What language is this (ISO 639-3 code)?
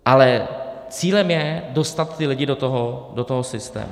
ces